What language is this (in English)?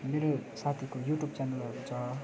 Nepali